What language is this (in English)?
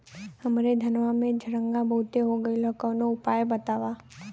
Bhojpuri